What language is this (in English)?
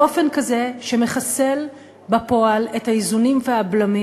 Hebrew